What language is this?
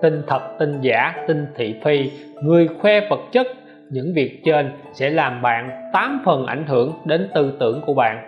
Vietnamese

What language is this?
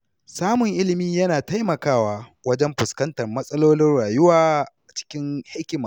Hausa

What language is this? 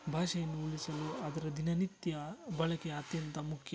Kannada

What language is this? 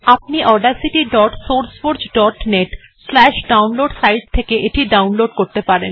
Bangla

